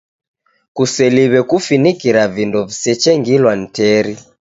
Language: Taita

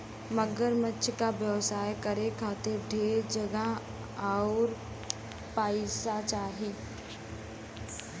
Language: Bhojpuri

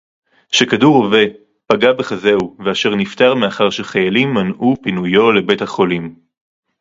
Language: Hebrew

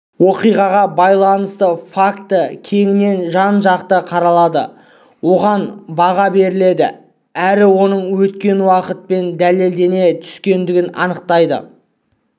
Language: Kazakh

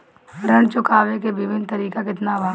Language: Bhojpuri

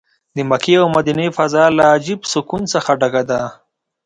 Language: Pashto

